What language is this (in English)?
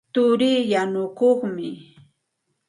Santa Ana de Tusi Pasco Quechua